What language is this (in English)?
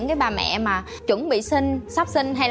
Vietnamese